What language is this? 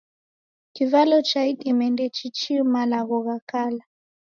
Taita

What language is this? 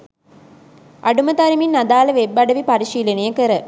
Sinhala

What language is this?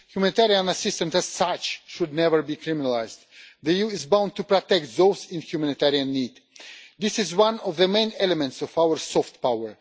English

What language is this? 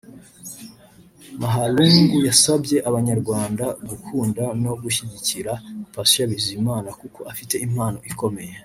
Kinyarwanda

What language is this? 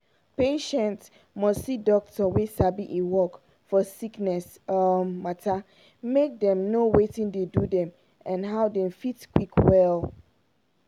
Nigerian Pidgin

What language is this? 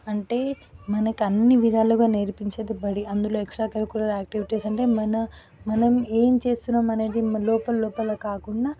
Telugu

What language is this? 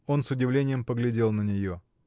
Russian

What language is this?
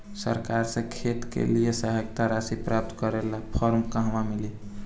Bhojpuri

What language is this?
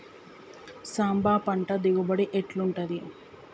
Telugu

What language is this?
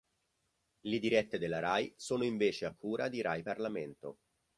Italian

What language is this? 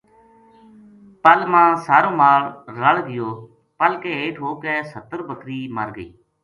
Gujari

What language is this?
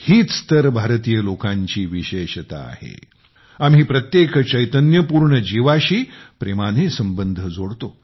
Marathi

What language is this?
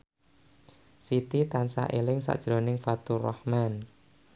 Javanese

